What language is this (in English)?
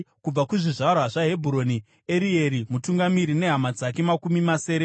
Shona